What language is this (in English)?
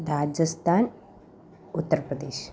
Malayalam